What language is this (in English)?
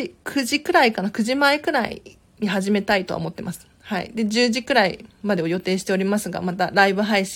Japanese